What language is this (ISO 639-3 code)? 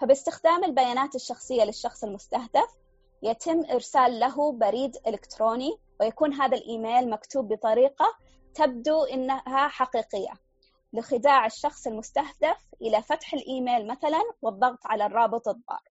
ara